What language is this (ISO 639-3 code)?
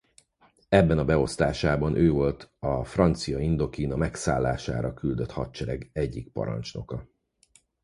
hun